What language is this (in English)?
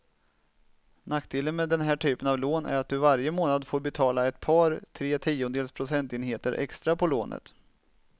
Swedish